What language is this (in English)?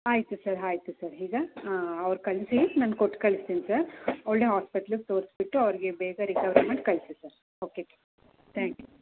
Kannada